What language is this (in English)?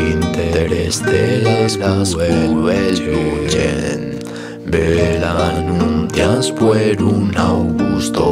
Romanian